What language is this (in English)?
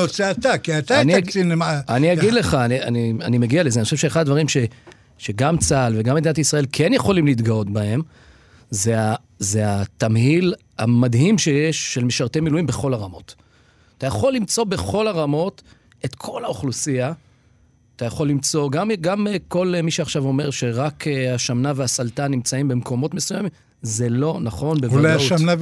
Hebrew